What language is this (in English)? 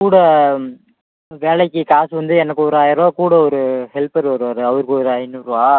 Tamil